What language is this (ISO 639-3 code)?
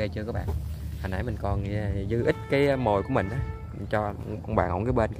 vie